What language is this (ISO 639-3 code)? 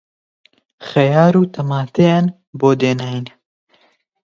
ckb